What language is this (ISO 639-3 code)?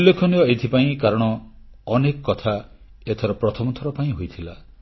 ori